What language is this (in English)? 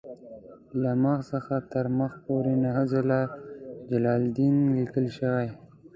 Pashto